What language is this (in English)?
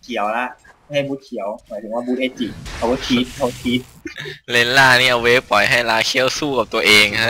Thai